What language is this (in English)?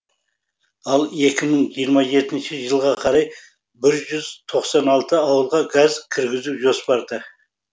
Kazakh